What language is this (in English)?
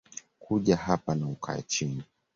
Swahili